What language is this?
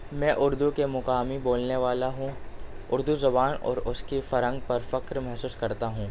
Urdu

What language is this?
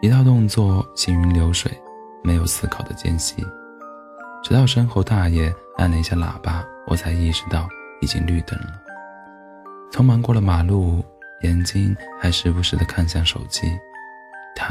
Chinese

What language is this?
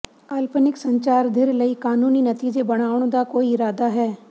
Punjabi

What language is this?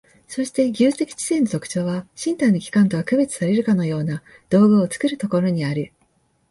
Japanese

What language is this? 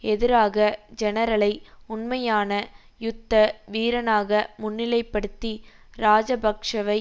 Tamil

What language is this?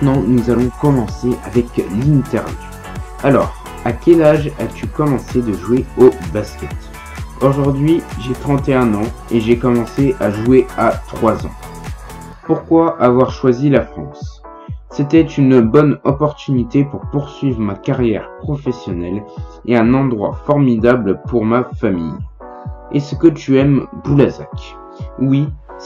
French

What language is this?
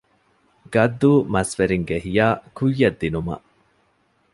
Divehi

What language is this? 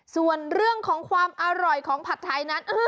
Thai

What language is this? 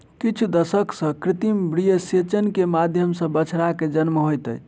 Maithili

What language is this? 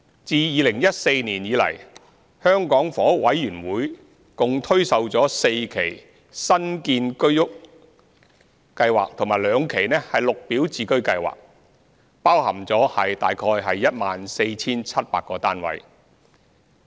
Cantonese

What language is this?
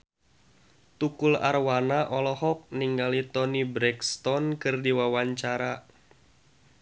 Sundanese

